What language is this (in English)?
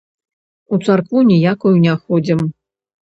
Belarusian